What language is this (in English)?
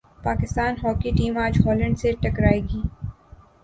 Urdu